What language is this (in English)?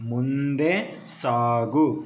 Kannada